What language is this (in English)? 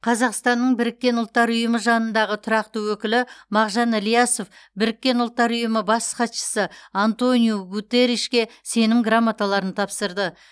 Kazakh